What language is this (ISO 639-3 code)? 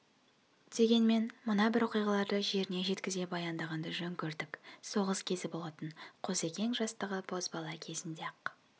kaz